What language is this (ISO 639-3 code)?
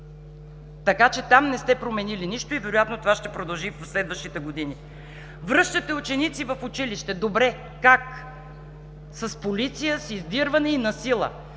bul